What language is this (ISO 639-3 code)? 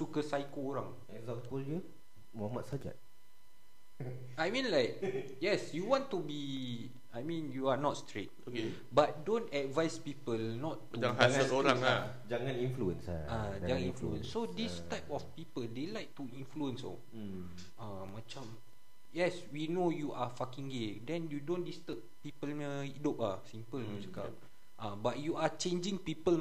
msa